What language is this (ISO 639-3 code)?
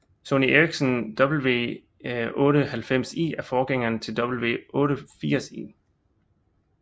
dan